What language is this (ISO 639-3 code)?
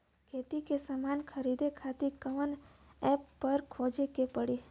bho